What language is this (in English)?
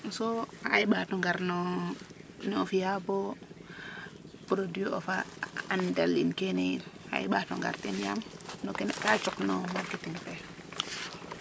Serer